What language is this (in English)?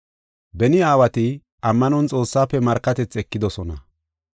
Gofa